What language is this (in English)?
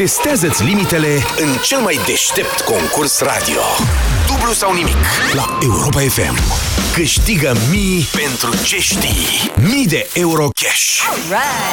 Romanian